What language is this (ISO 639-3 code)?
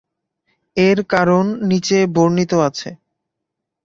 ben